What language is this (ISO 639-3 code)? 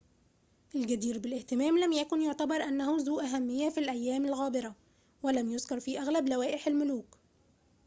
ara